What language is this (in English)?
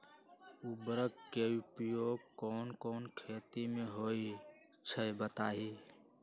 Magahi